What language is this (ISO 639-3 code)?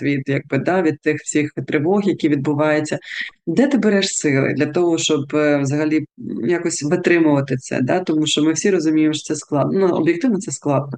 ukr